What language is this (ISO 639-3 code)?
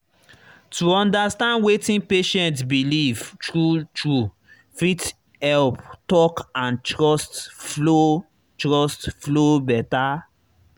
pcm